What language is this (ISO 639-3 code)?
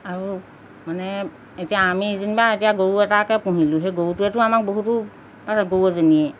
asm